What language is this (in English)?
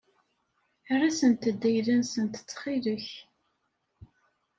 Kabyle